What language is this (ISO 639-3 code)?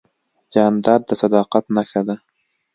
pus